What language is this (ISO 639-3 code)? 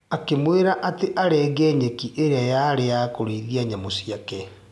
kik